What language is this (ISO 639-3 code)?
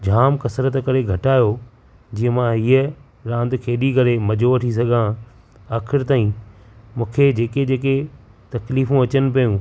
snd